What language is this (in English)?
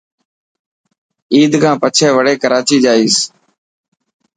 Dhatki